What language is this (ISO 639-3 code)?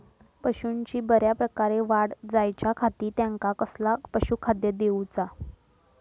mar